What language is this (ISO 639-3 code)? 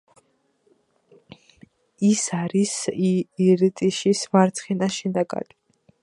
kat